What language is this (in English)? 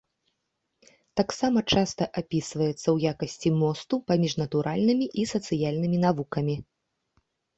Belarusian